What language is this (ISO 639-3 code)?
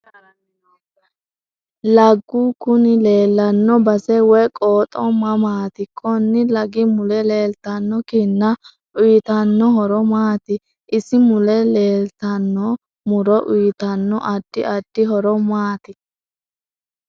sid